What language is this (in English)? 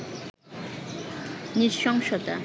Bangla